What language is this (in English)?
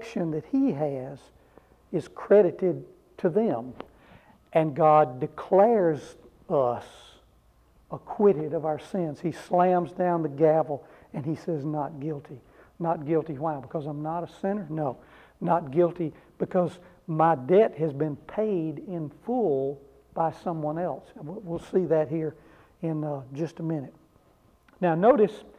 English